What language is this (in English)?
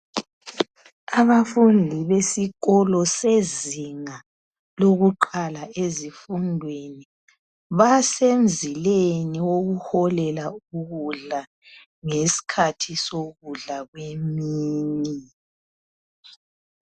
North Ndebele